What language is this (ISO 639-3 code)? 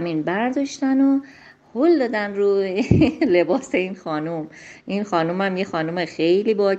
fas